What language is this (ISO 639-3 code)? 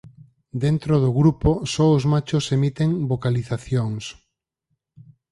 glg